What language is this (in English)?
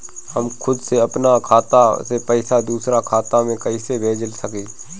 Bhojpuri